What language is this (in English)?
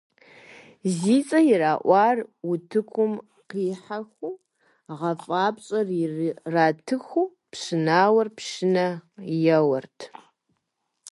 Kabardian